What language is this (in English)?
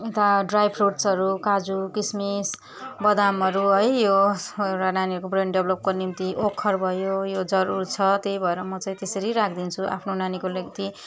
Nepali